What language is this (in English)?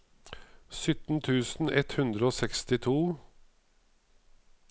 Norwegian